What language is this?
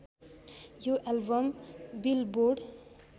Nepali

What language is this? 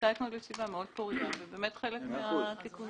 Hebrew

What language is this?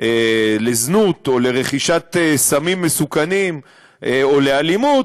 Hebrew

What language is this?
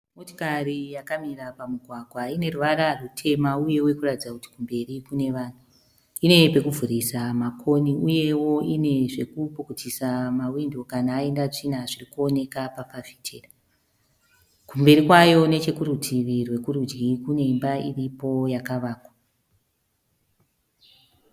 Shona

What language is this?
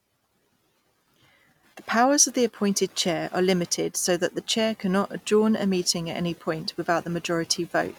English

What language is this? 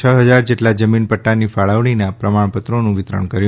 Gujarati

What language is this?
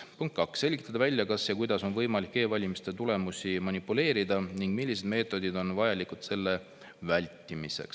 Estonian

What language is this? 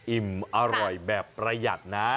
Thai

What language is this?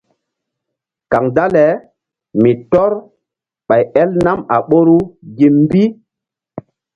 Mbum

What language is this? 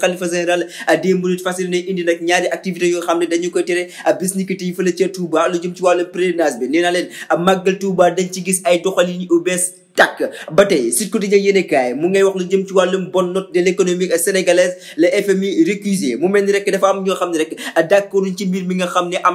French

